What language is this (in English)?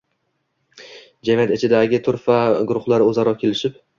Uzbek